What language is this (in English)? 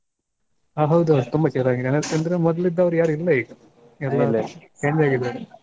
Kannada